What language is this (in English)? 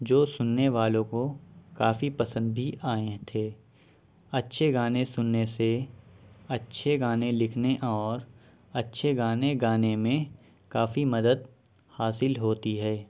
Urdu